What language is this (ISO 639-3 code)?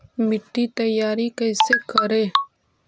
mag